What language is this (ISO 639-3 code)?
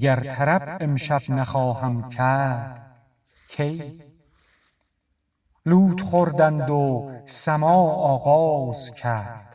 fas